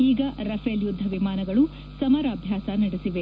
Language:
Kannada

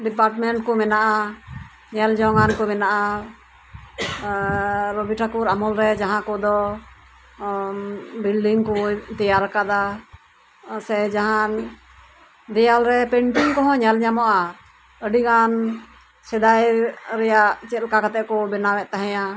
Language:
Santali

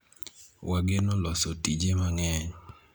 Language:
Luo (Kenya and Tanzania)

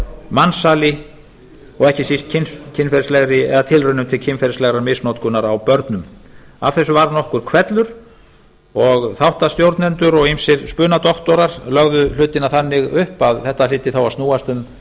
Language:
Icelandic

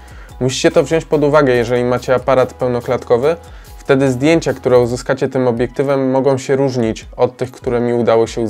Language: Polish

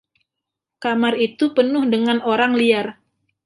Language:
Indonesian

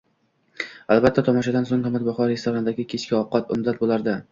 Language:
Uzbek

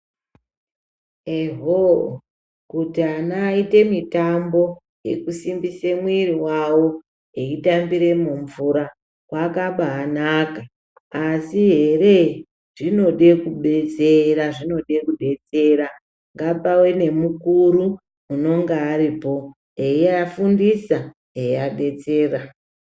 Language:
Ndau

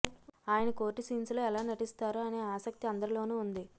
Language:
Telugu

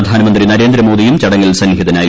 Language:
Malayalam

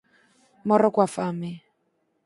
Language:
Galician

